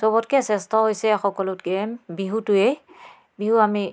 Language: Assamese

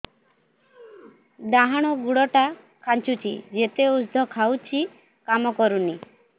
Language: Odia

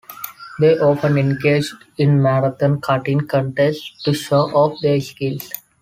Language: English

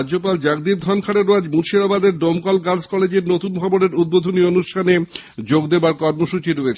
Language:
Bangla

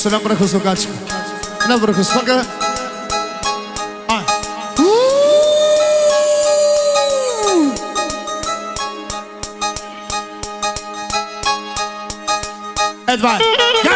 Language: Romanian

